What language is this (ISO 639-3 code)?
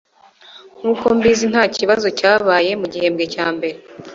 kin